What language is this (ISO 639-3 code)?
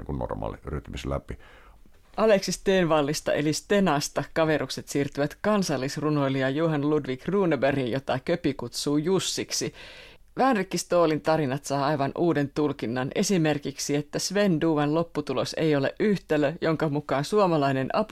fin